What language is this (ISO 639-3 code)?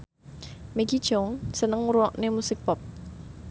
jav